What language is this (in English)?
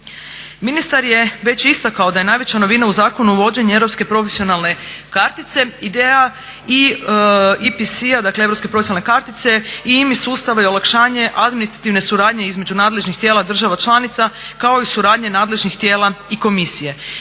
Croatian